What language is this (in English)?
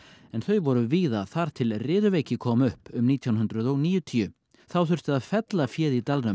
Icelandic